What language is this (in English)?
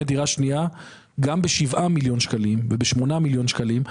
Hebrew